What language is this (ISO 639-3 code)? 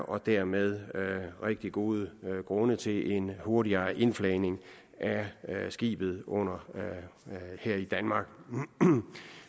dan